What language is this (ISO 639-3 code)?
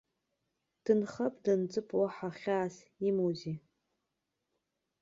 abk